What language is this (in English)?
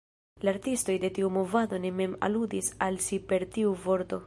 Esperanto